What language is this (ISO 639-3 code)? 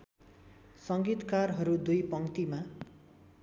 nep